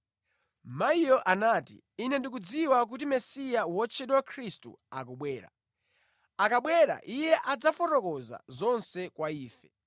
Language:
Nyanja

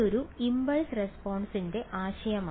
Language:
Malayalam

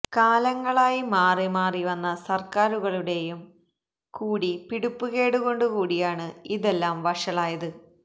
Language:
Malayalam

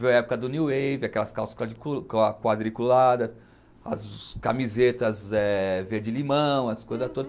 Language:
Portuguese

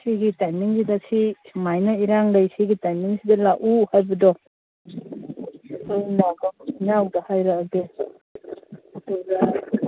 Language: Manipuri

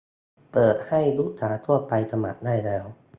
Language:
Thai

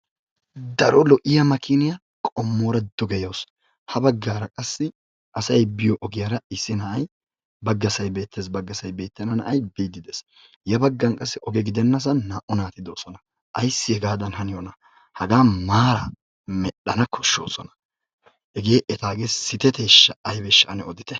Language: Wolaytta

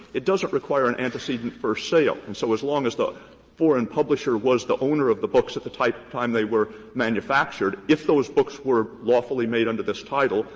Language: English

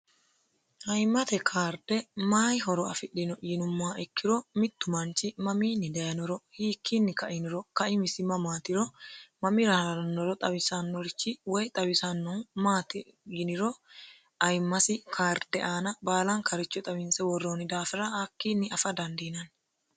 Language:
Sidamo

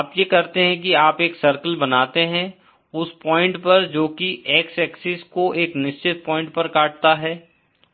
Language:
Hindi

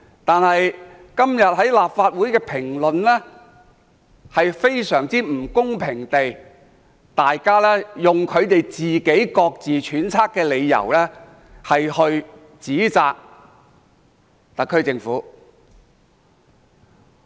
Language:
Cantonese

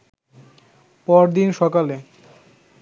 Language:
Bangla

